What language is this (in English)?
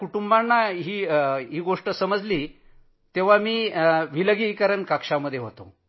Marathi